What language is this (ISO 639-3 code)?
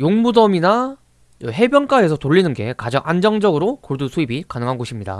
kor